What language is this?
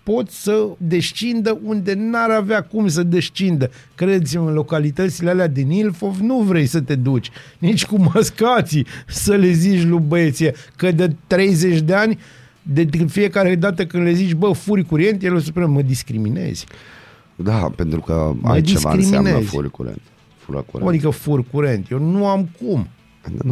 Romanian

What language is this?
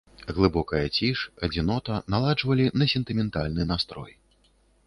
Belarusian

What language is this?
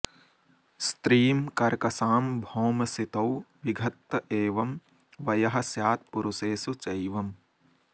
Sanskrit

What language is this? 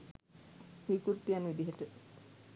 Sinhala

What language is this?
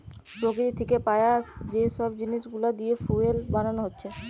Bangla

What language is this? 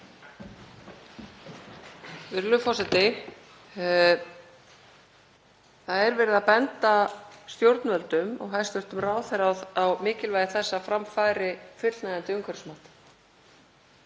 Icelandic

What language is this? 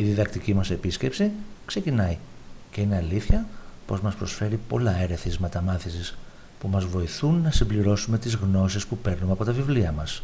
Greek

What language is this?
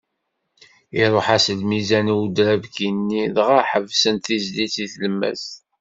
Kabyle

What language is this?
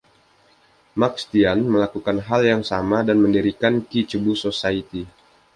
Indonesian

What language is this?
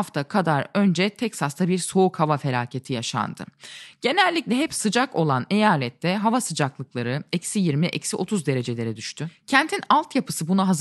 Turkish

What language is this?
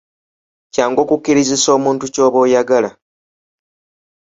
Ganda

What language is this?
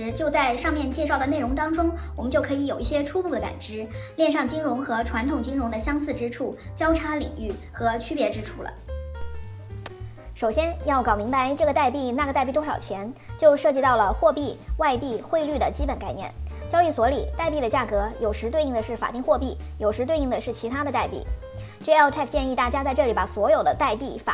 Chinese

